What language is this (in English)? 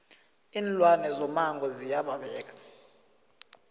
South Ndebele